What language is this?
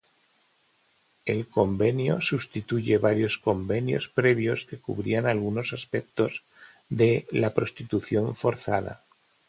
Spanish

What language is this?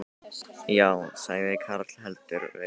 Icelandic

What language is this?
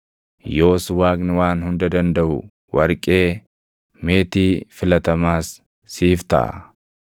Oromo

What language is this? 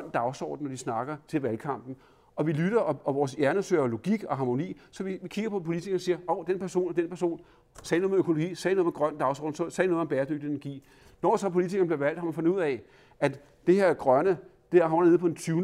Danish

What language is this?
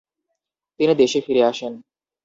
Bangla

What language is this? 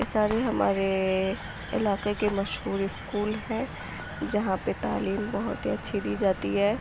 Urdu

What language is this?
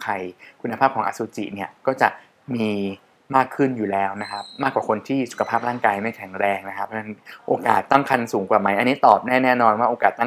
Thai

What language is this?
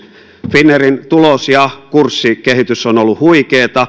Finnish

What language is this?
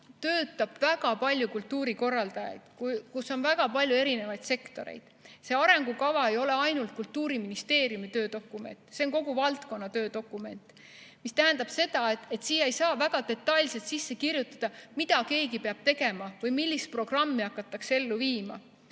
Estonian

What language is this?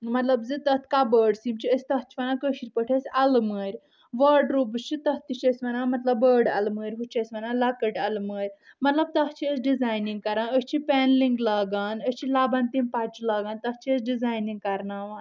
Kashmiri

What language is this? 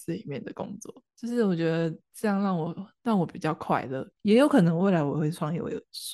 Chinese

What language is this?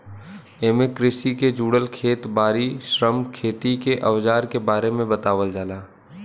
Bhojpuri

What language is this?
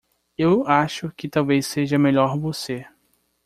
Portuguese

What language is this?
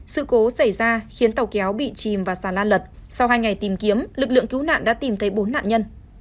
Vietnamese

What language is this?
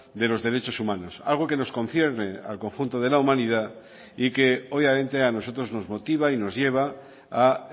Spanish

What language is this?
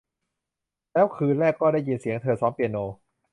Thai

